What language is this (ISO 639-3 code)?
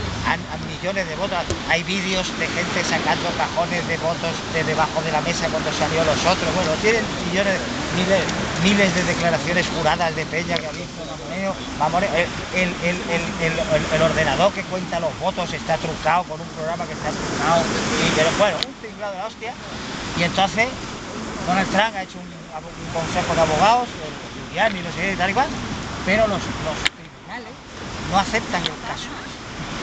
spa